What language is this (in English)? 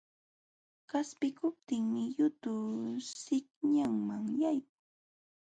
Jauja Wanca Quechua